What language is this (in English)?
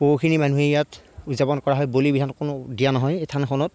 Assamese